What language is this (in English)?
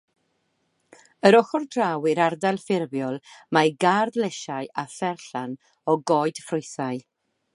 Welsh